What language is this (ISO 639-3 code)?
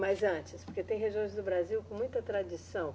por